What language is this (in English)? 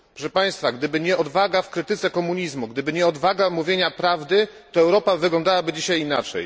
Polish